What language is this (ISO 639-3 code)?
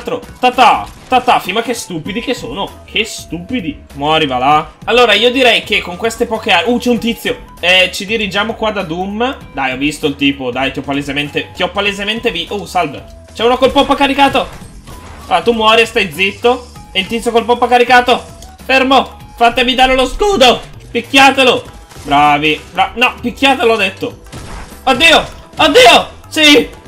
ita